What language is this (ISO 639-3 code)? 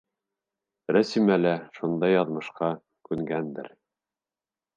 bak